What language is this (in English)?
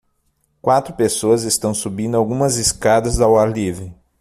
Portuguese